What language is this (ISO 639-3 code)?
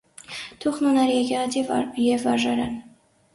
hye